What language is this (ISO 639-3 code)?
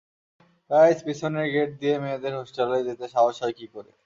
ben